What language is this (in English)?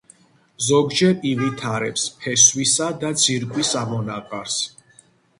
Georgian